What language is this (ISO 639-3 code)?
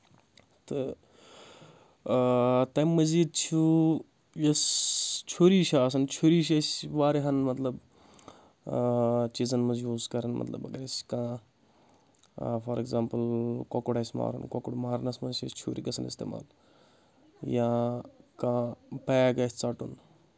kas